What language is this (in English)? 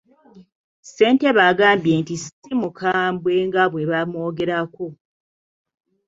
Ganda